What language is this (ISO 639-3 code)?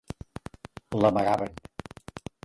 cat